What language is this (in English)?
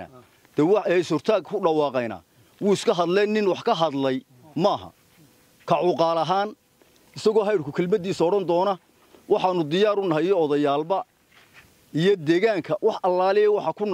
Arabic